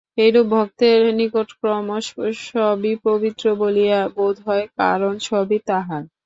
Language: Bangla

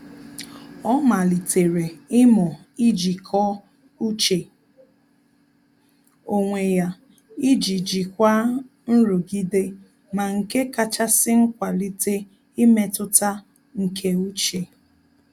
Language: Igbo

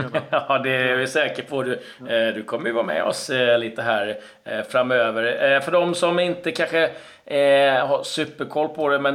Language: Swedish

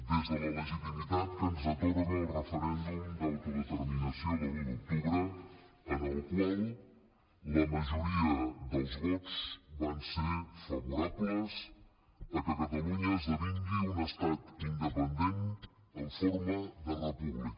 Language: Catalan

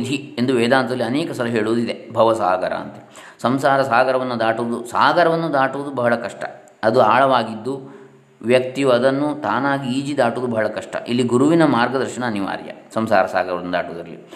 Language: Kannada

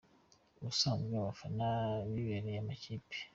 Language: Kinyarwanda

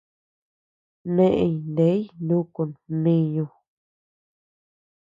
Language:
Tepeuxila Cuicatec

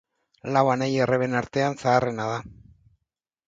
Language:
Basque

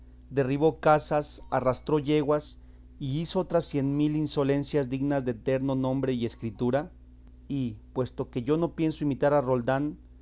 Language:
Spanish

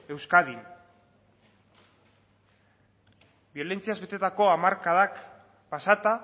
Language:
Basque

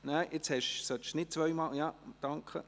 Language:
Swiss German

